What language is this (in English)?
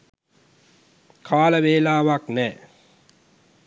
Sinhala